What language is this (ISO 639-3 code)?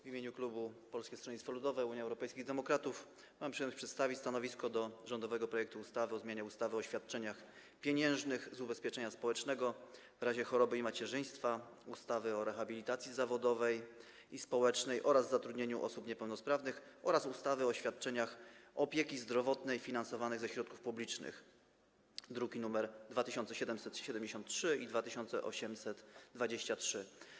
pol